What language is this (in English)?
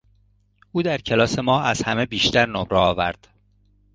Persian